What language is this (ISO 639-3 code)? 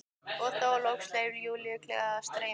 isl